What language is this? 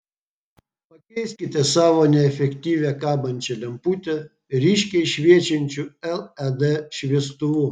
Lithuanian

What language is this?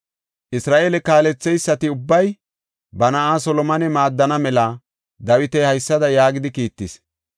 Gofa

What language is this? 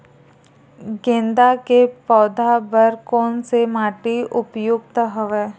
Chhattisgarhi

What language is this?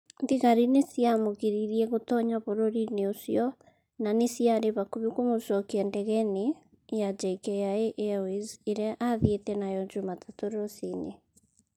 Kikuyu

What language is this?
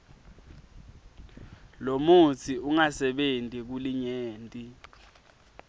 Swati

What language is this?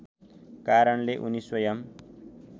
Nepali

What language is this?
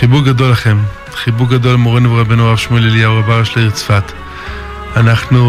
Hebrew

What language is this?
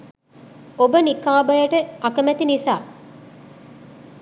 Sinhala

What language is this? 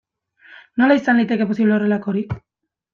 Basque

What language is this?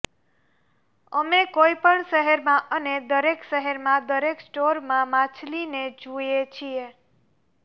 Gujarati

